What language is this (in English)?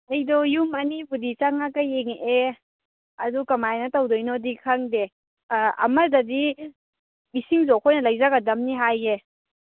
Manipuri